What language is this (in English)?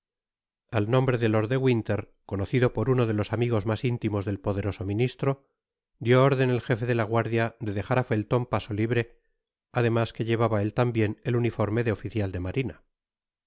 Spanish